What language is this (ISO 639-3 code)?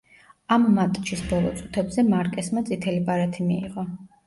kat